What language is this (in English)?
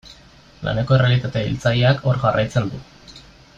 Basque